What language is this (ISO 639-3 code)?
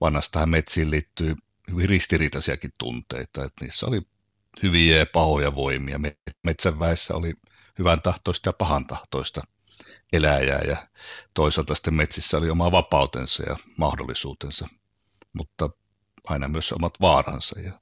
fin